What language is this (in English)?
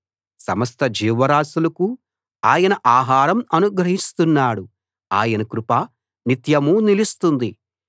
Telugu